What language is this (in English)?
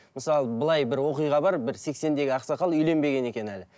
Kazakh